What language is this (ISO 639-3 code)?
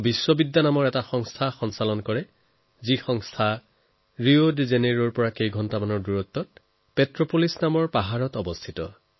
asm